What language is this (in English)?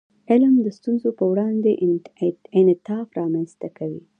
Pashto